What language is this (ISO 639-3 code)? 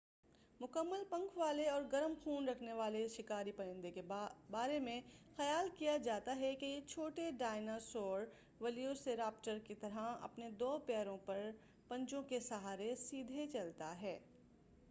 urd